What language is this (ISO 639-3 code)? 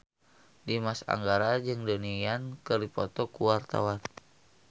sun